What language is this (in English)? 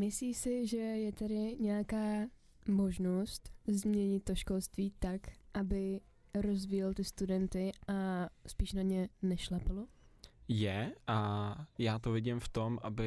Czech